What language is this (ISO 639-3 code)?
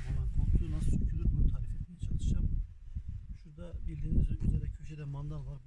tur